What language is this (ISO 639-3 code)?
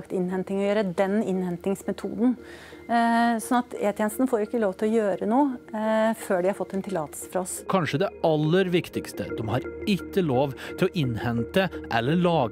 nor